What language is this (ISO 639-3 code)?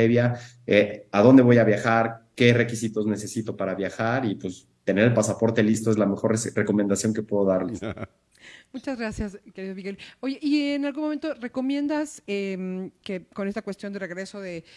spa